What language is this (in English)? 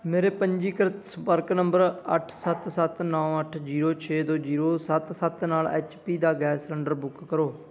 Punjabi